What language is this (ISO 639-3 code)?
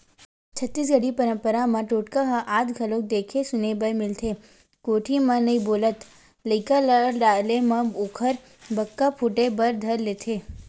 hne